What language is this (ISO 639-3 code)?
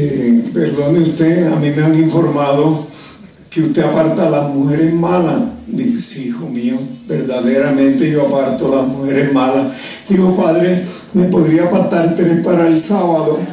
spa